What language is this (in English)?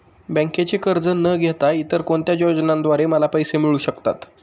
Marathi